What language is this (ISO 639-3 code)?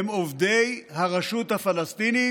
heb